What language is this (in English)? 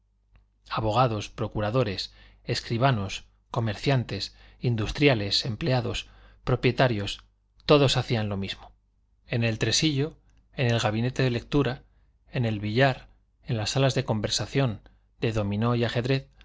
Spanish